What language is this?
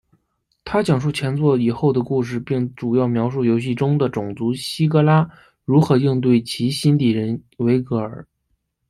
Chinese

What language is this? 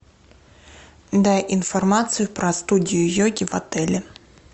Russian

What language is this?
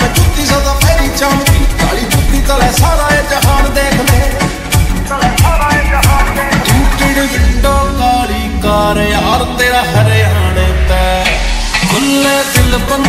Arabic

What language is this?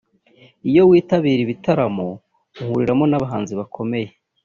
Kinyarwanda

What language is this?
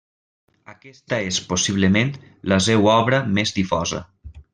Catalan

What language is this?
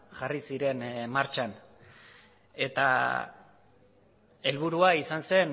Basque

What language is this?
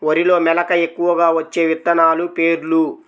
Telugu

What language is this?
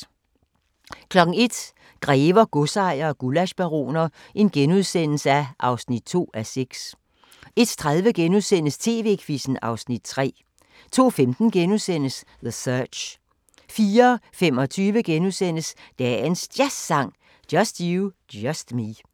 Danish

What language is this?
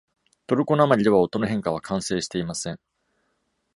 Japanese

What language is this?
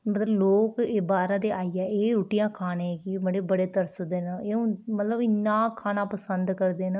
Dogri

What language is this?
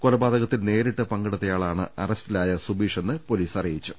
Malayalam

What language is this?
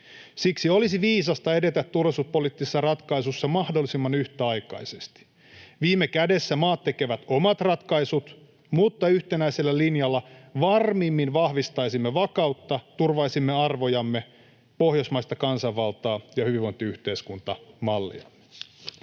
Finnish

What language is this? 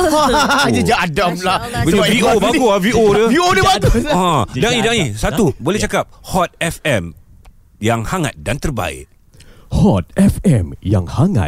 Malay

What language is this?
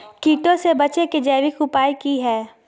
Magahi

